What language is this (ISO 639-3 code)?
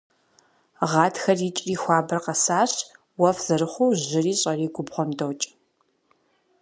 kbd